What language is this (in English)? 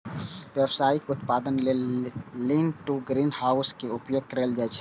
Maithili